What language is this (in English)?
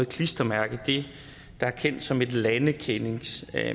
Danish